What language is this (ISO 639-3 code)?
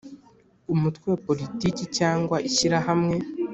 kin